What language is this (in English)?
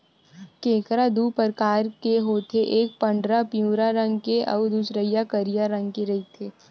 Chhattisgarhi